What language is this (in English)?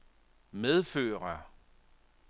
Danish